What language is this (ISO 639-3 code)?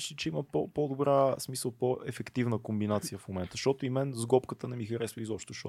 bul